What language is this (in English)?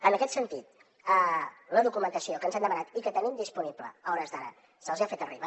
Catalan